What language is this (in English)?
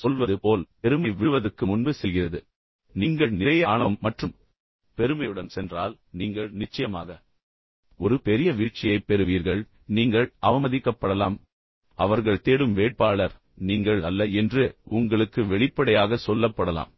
Tamil